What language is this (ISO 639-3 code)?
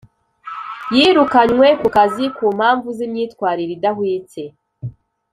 kin